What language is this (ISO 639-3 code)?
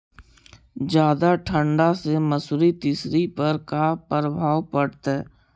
mag